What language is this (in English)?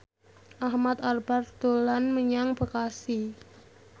Javanese